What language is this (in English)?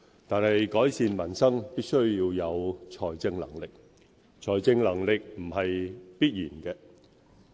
Cantonese